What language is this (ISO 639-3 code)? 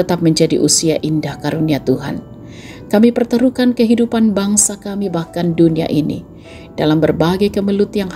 ind